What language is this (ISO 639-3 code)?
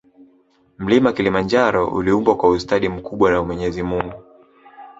swa